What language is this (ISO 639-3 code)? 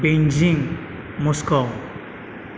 brx